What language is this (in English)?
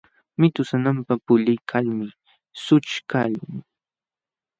Jauja Wanca Quechua